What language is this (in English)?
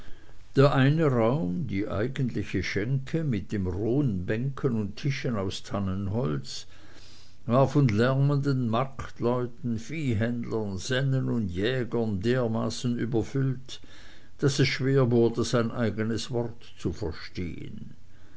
German